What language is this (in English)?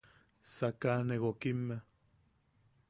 Yaqui